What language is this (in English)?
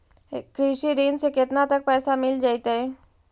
Magahi